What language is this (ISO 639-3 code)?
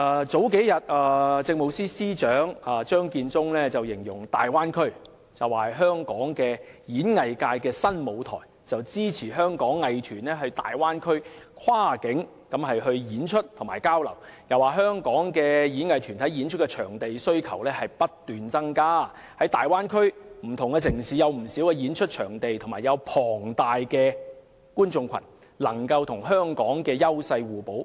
yue